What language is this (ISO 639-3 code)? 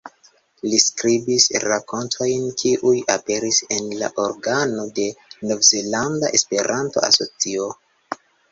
epo